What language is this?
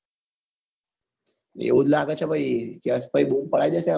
Gujarati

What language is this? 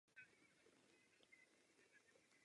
Czech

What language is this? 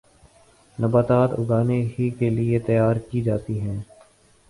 Urdu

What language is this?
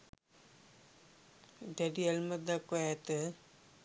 Sinhala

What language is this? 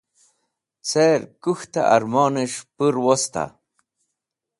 Wakhi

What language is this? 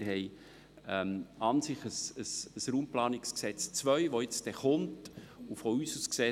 Swiss German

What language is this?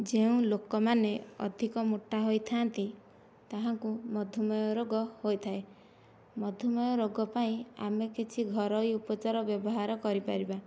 Odia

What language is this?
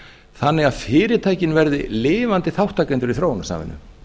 Icelandic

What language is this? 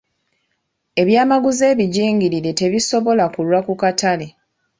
Ganda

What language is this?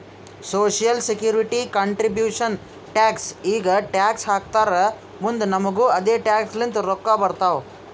Kannada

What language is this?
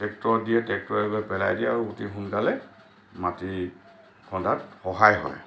Assamese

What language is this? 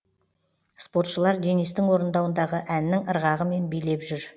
Kazakh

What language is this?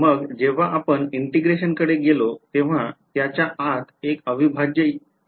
Marathi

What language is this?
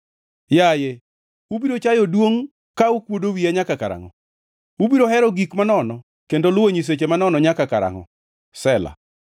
Luo (Kenya and Tanzania)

